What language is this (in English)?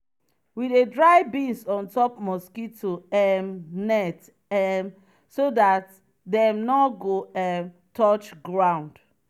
Nigerian Pidgin